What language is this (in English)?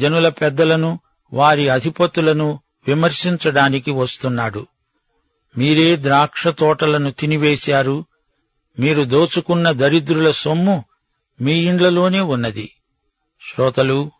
Telugu